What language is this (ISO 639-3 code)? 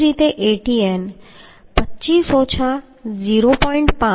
guj